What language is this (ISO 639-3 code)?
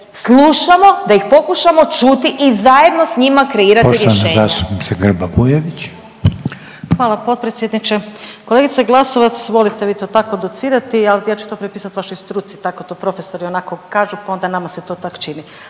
hrv